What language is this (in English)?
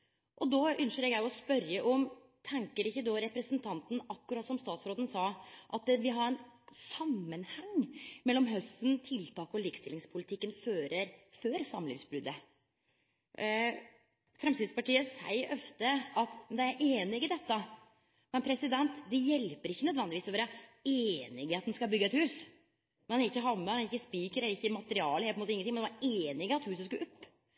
Norwegian Nynorsk